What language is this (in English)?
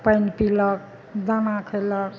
Maithili